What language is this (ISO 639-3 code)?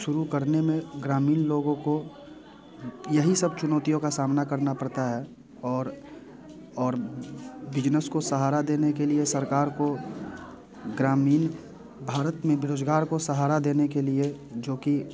hin